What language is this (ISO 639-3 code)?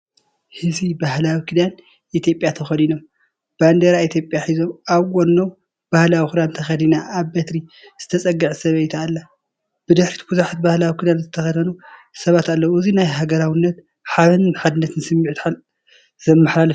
tir